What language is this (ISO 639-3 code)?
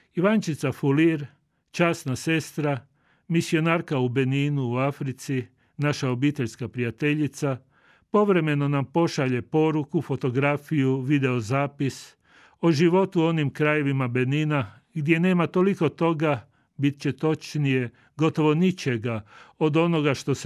hrv